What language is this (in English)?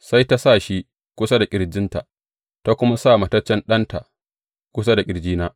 Hausa